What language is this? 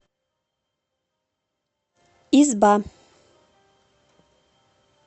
Russian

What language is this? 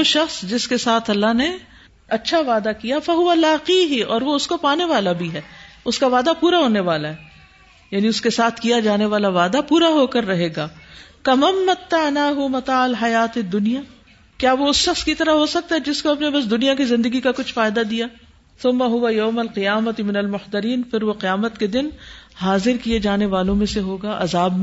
Urdu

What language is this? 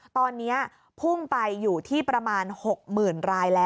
Thai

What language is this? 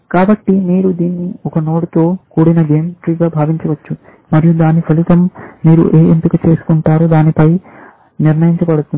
Telugu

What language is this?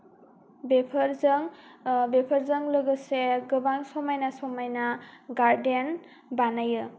Bodo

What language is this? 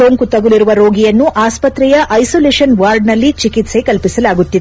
Kannada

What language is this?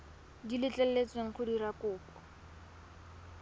Tswana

